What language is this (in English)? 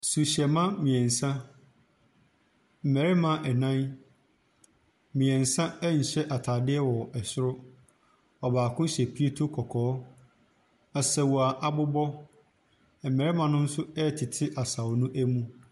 Akan